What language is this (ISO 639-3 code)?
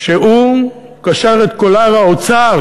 heb